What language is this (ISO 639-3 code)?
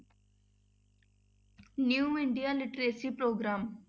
pan